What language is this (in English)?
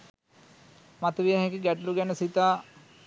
Sinhala